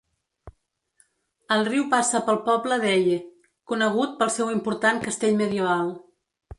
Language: Catalan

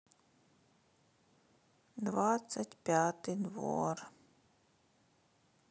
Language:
Russian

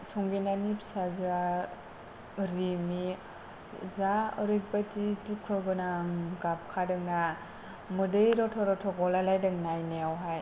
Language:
Bodo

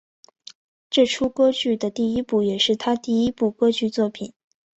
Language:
Chinese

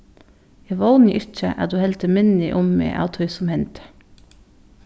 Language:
Faroese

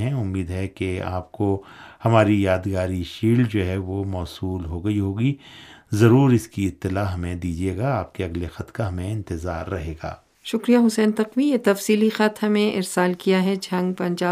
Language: Urdu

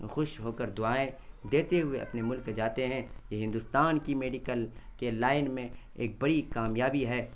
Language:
Urdu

